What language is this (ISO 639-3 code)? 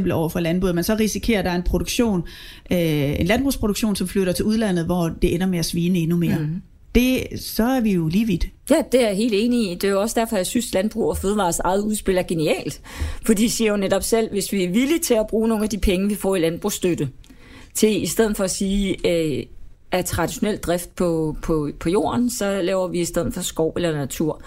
dan